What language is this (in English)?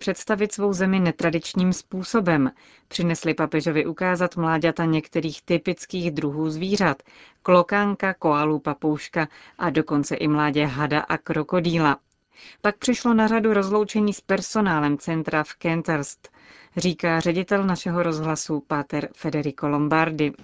Czech